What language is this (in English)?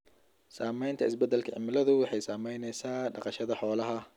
Somali